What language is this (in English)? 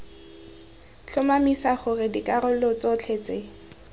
Tswana